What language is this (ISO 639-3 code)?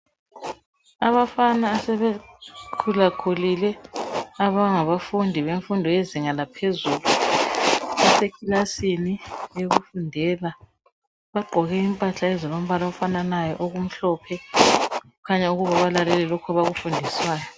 nde